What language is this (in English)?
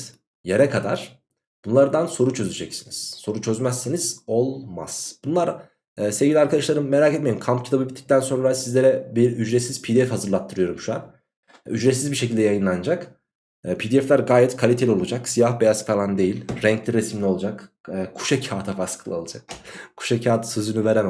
Turkish